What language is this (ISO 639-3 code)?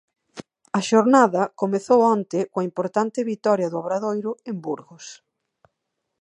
glg